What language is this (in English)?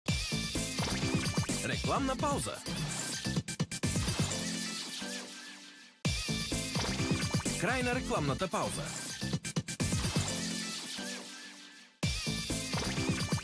Bulgarian